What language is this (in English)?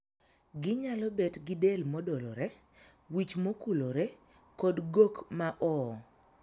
Luo (Kenya and Tanzania)